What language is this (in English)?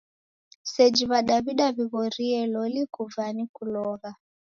Taita